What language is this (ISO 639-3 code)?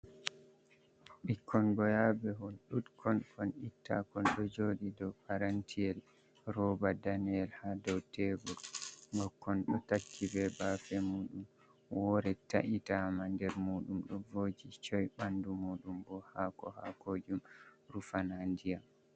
ful